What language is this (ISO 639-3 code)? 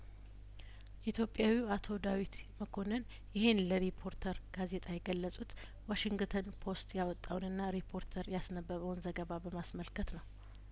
amh